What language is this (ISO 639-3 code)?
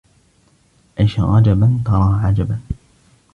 ara